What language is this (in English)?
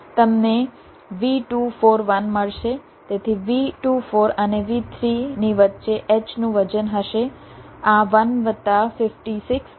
Gujarati